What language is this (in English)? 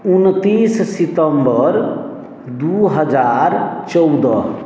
Maithili